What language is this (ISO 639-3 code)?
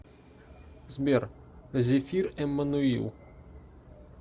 rus